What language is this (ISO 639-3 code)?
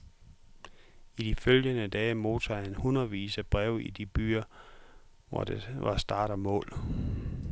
dan